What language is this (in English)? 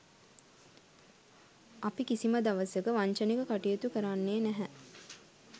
Sinhala